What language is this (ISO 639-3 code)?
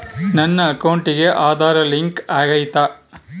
kan